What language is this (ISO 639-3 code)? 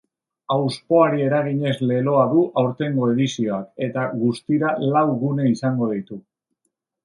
eus